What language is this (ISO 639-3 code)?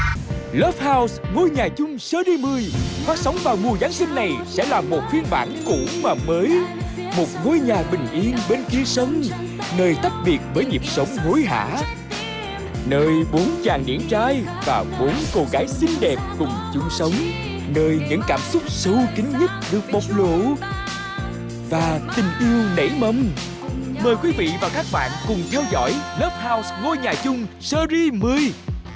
vie